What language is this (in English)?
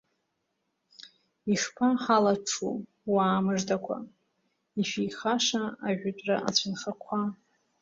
Abkhazian